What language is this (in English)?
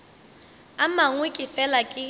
Northern Sotho